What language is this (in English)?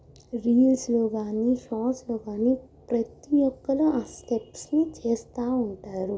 Telugu